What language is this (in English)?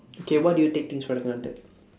English